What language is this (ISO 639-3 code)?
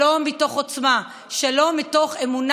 heb